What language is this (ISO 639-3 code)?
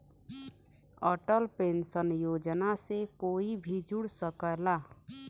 bho